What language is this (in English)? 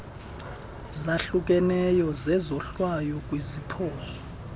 Xhosa